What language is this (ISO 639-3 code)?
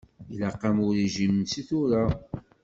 kab